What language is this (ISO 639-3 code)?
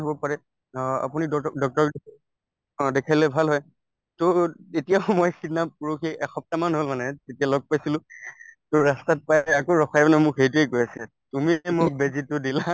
asm